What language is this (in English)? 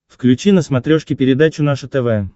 Russian